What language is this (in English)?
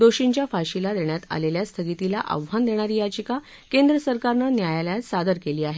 Marathi